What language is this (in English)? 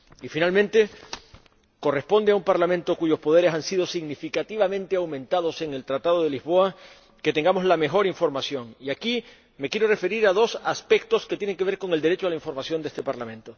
Spanish